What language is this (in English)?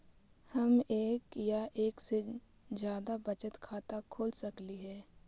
Magahi